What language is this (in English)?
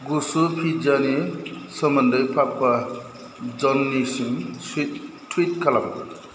Bodo